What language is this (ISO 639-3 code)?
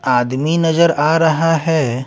hin